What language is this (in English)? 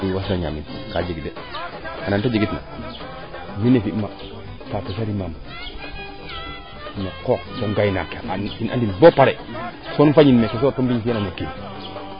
Serer